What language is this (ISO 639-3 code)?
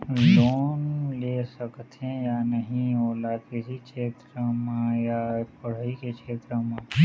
hne